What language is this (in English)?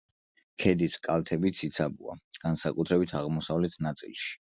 Georgian